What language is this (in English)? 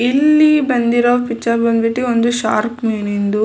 Kannada